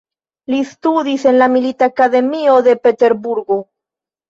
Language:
Esperanto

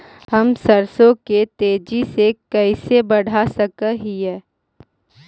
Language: Magahi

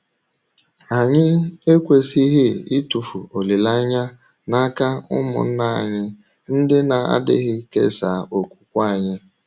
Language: Igbo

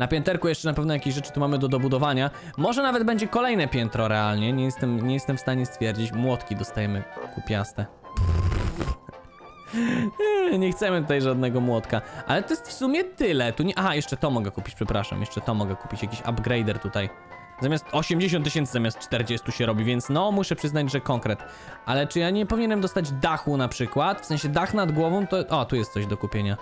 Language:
Polish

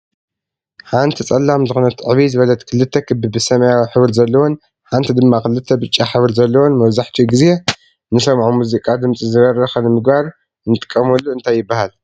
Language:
Tigrinya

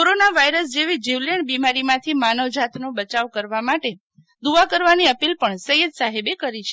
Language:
Gujarati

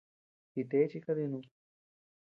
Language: Tepeuxila Cuicatec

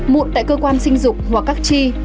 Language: Vietnamese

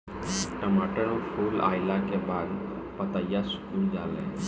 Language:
Bhojpuri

